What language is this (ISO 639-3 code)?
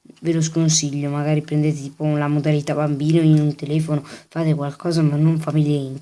ita